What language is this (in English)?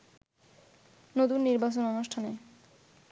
Bangla